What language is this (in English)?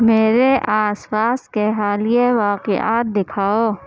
Urdu